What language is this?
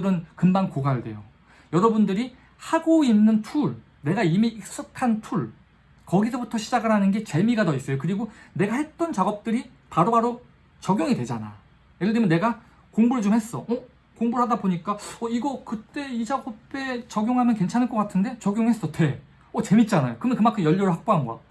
Korean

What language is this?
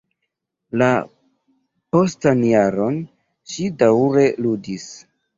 Esperanto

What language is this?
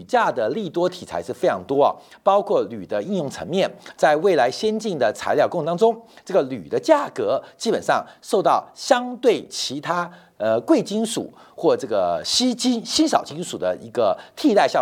Chinese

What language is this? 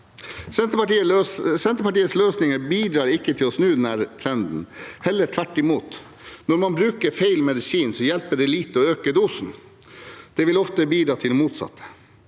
Norwegian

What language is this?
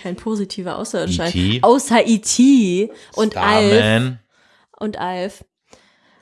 German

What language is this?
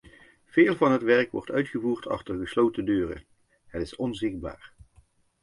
Dutch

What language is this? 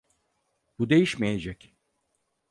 Turkish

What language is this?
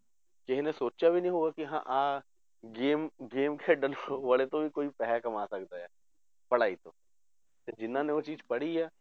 Punjabi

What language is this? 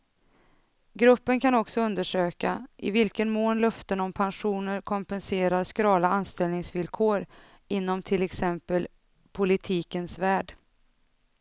Swedish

